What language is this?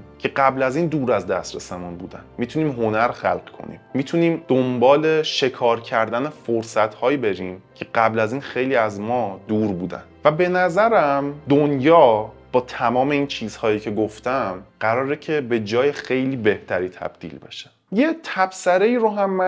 Persian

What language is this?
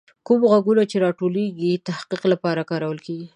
Pashto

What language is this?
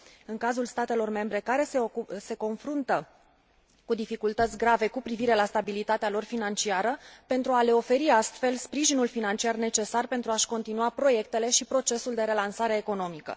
Romanian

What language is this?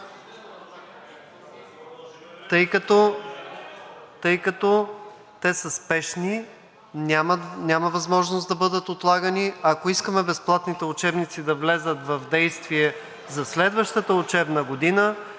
Bulgarian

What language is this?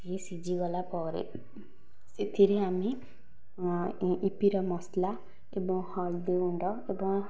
Odia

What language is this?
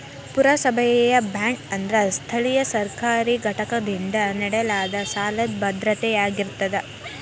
Kannada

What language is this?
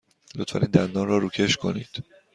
Persian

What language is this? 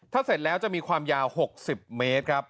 Thai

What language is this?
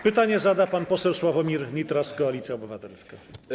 Polish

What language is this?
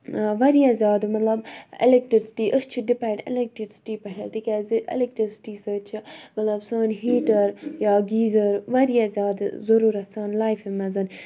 Kashmiri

